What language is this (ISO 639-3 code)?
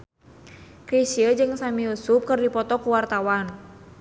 sun